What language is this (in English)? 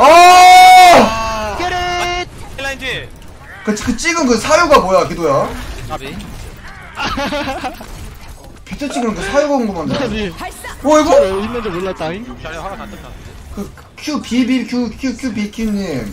Korean